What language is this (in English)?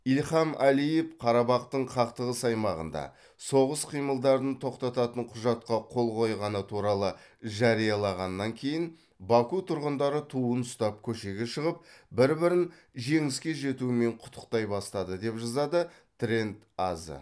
Kazakh